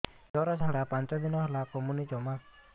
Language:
Odia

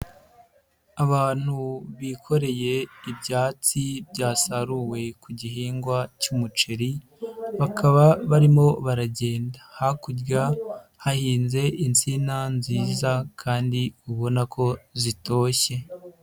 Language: Kinyarwanda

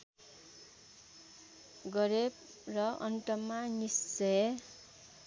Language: Nepali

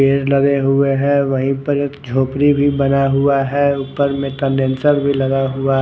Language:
Hindi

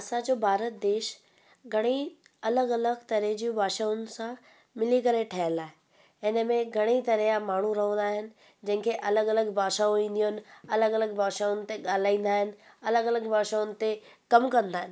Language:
Sindhi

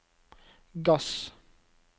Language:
Norwegian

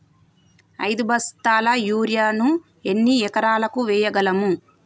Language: Telugu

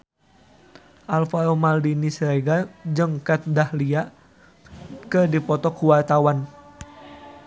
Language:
Sundanese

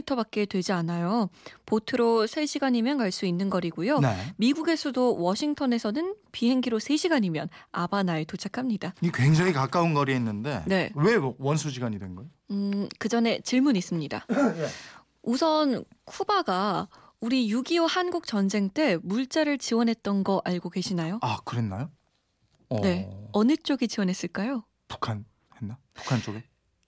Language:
Korean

